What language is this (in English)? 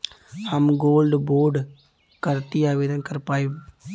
Bhojpuri